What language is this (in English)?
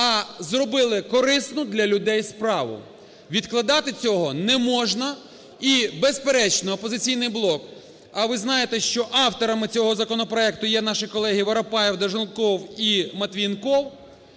Ukrainian